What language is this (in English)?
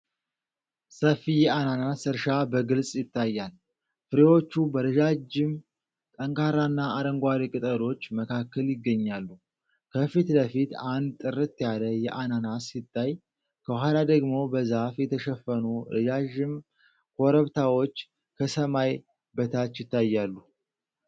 Amharic